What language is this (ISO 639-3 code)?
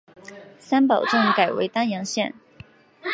zho